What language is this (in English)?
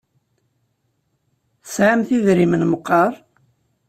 Kabyle